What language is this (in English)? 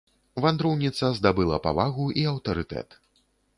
Belarusian